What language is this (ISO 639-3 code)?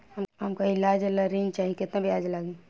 bho